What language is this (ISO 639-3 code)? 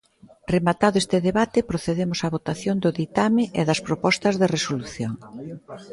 glg